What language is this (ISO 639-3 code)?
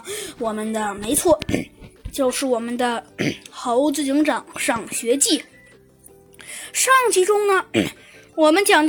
zho